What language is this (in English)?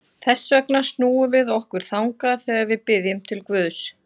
Icelandic